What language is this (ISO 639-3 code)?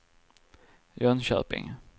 swe